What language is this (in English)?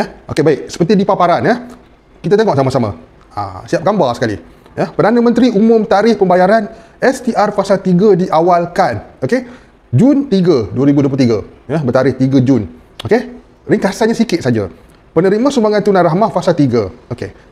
Malay